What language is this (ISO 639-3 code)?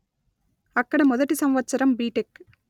tel